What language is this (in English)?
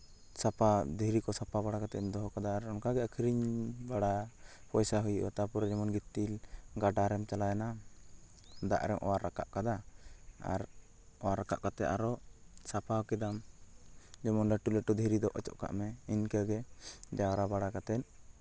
Santali